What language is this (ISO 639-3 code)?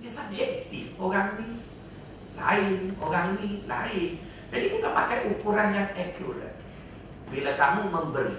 msa